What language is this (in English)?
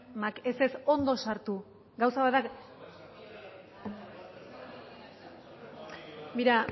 Basque